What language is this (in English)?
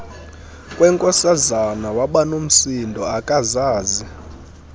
Xhosa